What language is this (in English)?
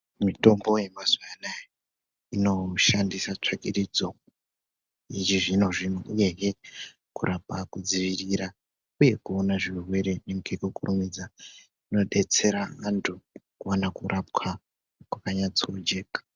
Ndau